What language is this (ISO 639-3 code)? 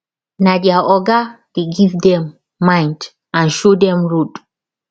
pcm